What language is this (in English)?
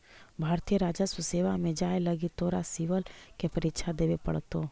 Magahi